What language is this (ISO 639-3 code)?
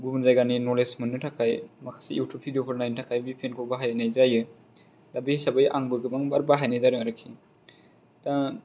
brx